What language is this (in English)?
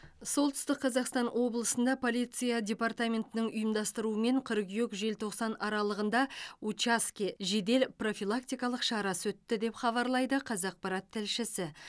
Kazakh